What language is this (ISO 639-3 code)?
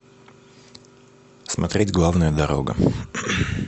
rus